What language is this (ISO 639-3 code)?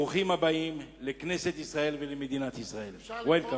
heb